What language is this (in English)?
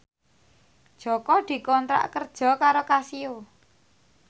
Javanese